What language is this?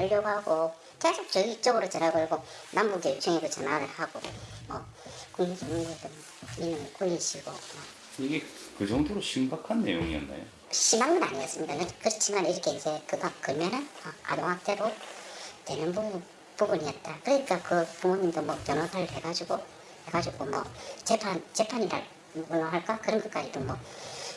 Korean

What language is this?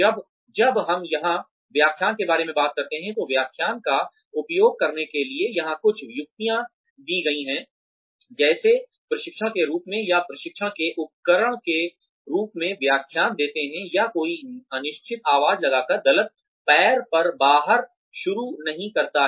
Hindi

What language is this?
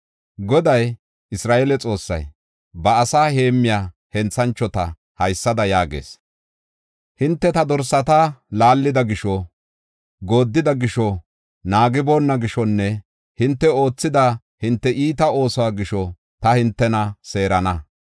Gofa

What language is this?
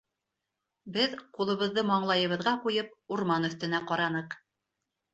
Bashkir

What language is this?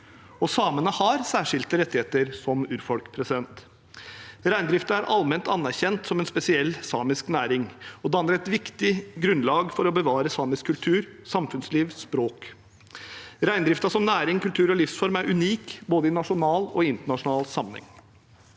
Norwegian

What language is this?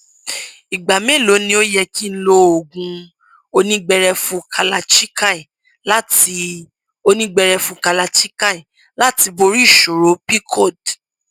Yoruba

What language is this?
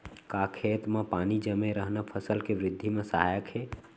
Chhattisgarhi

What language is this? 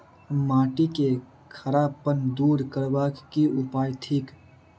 Maithili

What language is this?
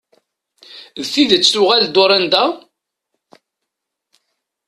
Kabyle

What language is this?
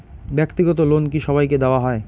Bangla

